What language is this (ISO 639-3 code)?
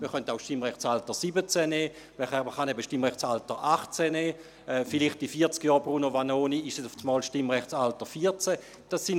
gsw